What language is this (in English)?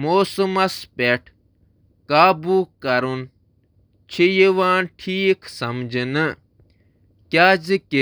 Kashmiri